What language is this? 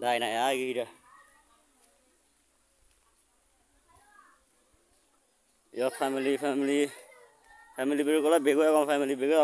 Indonesian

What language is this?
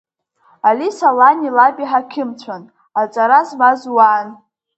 Abkhazian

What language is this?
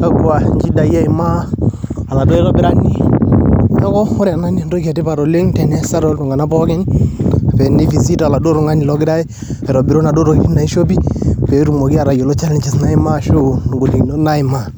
Masai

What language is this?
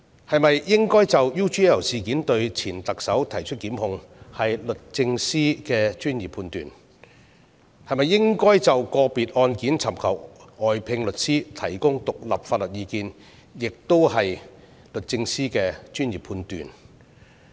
Cantonese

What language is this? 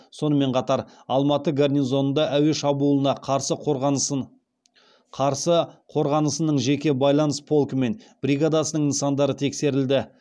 Kazakh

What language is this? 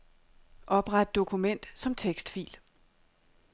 Danish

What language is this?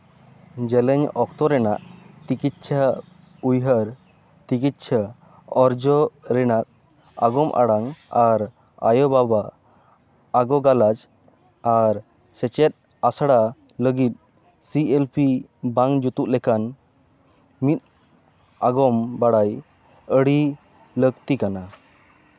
Santali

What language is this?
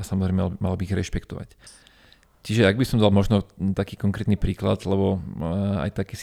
Slovak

